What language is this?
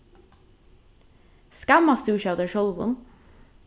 Faroese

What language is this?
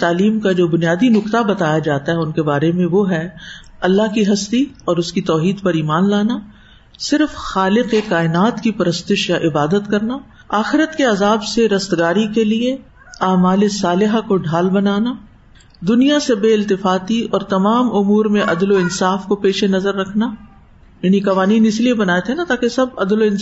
Urdu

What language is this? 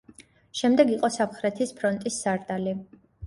Georgian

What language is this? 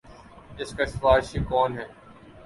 Urdu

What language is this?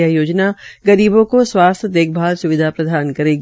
Hindi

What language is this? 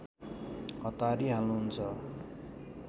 Nepali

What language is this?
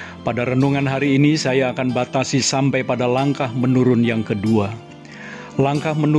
Indonesian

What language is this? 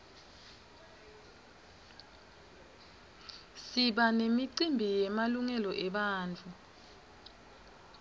Swati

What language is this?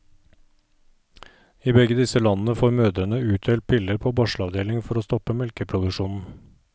Norwegian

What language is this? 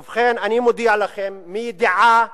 Hebrew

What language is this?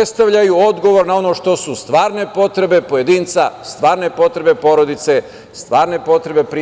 Serbian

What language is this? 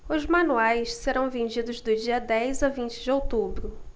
Portuguese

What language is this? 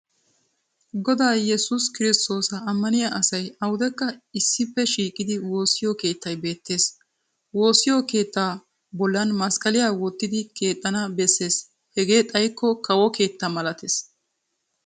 Wolaytta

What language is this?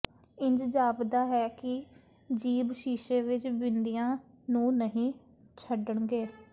Punjabi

